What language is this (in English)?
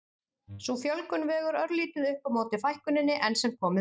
Icelandic